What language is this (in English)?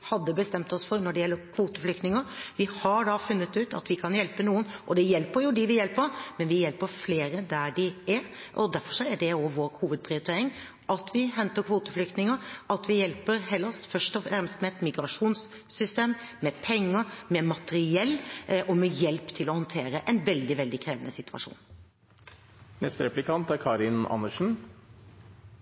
Norwegian Bokmål